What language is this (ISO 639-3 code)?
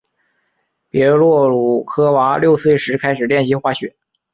zho